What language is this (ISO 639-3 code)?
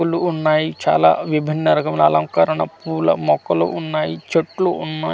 tel